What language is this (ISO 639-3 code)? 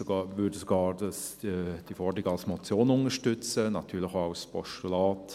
gsw